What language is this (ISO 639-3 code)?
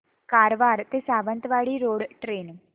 mar